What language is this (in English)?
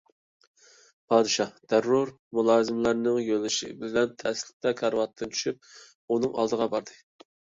Uyghur